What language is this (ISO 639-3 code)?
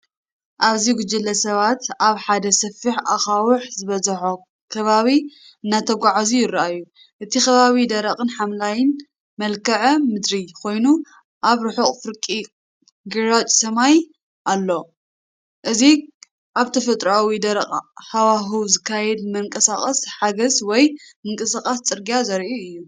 tir